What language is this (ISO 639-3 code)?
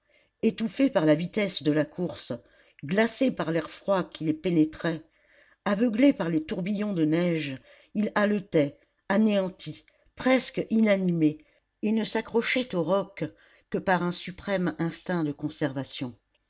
fra